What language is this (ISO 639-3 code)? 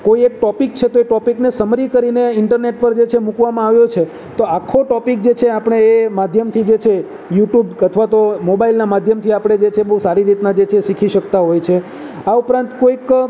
guj